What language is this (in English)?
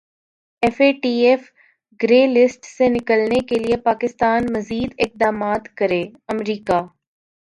Urdu